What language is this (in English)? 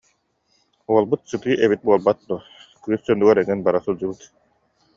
Yakut